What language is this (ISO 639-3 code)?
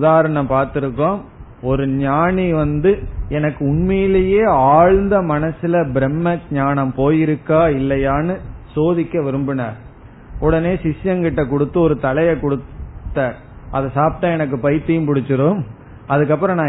tam